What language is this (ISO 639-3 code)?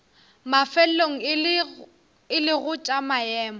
nso